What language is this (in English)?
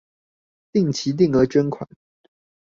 Chinese